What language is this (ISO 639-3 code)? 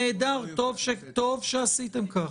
heb